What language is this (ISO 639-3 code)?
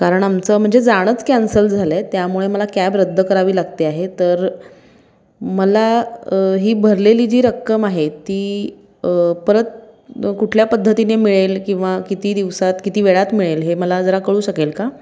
mar